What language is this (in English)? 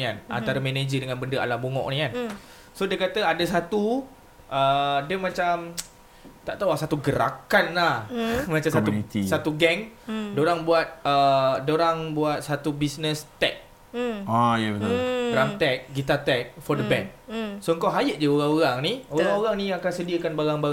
Malay